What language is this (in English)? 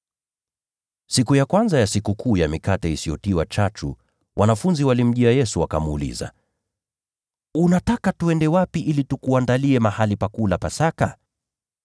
Swahili